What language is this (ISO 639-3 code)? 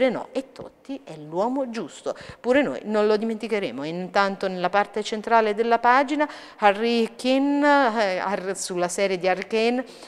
ita